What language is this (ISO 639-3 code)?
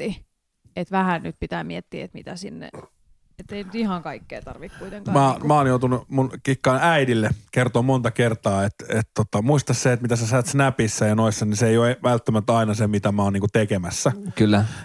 fin